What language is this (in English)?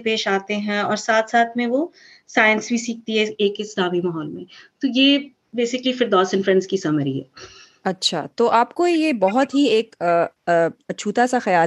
Urdu